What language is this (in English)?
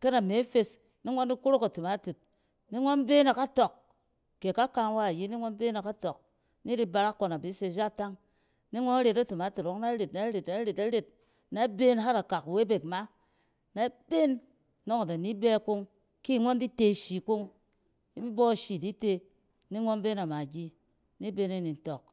Cen